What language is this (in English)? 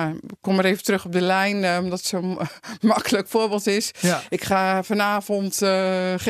Dutch